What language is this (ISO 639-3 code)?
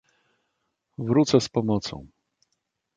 pol